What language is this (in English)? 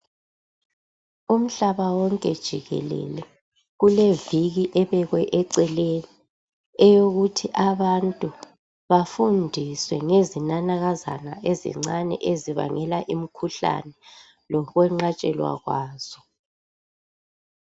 North Ndebele